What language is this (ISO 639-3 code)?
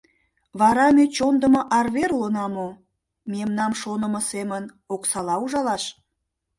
chm